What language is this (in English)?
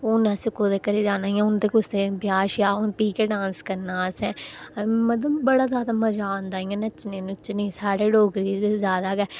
Dogri